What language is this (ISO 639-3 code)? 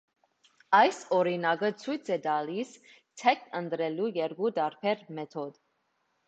hye